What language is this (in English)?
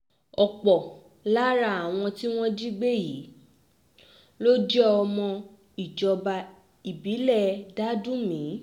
Yoruba